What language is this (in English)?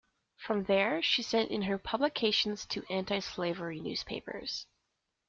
English